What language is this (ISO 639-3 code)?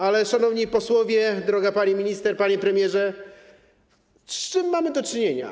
pol